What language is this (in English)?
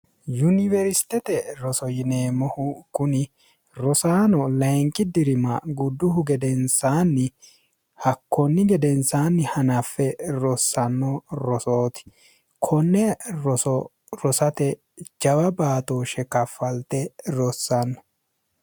Sidamo